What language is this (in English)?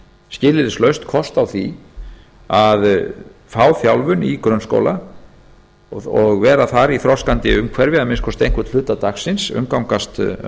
Icelandic